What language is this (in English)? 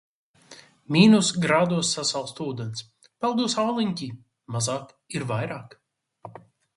Latvian